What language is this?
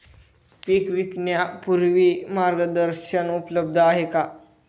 Marathi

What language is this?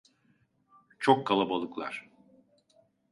Turkish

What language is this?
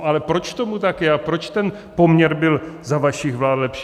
Czech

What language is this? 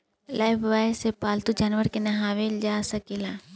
Bhojpuri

